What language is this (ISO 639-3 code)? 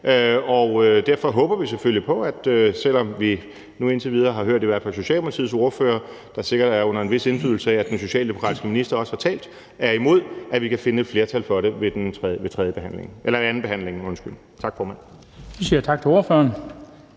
dan